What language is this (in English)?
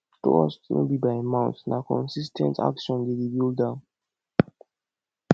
Nigerian Pidgin